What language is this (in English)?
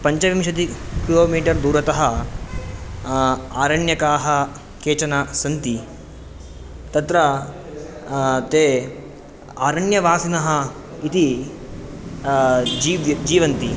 Sanskrit